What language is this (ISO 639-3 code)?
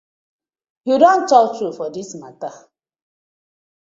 pcm